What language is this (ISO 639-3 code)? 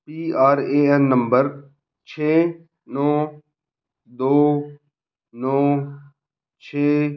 pan